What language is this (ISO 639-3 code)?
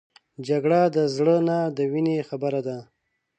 pus